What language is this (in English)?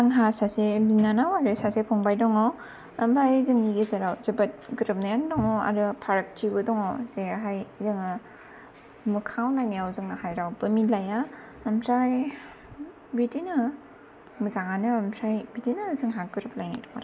Bodo